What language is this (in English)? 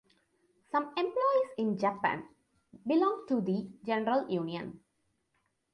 English